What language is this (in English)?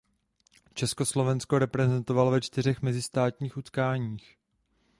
Czech